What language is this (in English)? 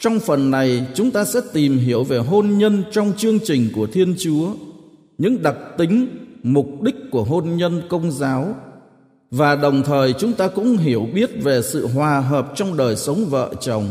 Vietnamese